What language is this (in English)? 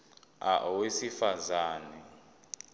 Zulu